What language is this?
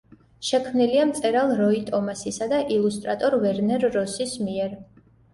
Georgian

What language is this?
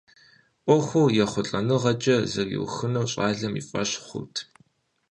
Kabardian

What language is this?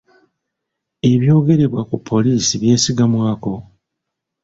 Ganda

